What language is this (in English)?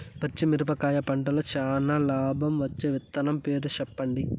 Telugu